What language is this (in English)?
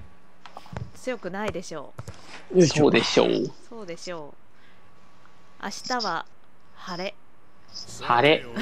Japanese